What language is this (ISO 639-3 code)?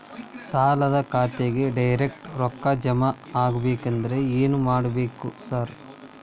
kan